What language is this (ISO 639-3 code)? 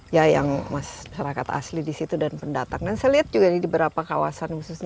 ind